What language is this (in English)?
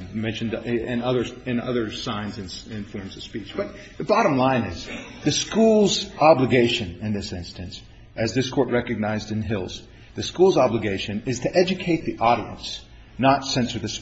English